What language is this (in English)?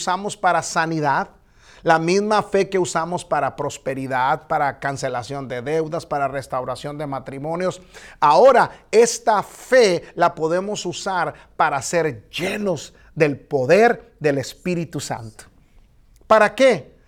Spanish